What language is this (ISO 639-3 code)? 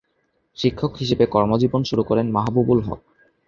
ben